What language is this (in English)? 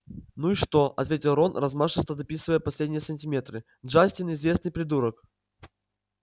Russian